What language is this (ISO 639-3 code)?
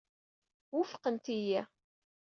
kab